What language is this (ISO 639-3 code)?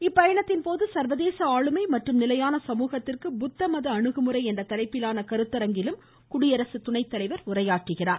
tam